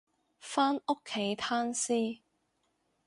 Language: Cantonese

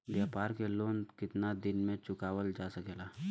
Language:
Bhojpuri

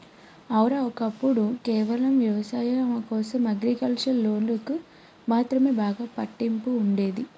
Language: Telugu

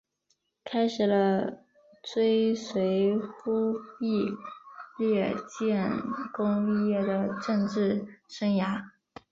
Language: Chinese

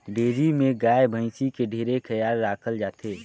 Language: Chhattisgarhi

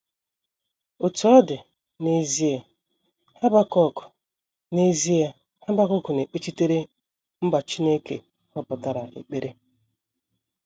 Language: Igbo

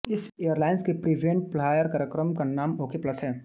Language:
Hindi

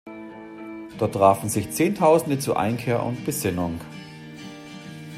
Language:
German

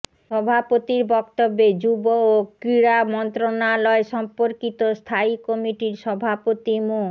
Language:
Bangla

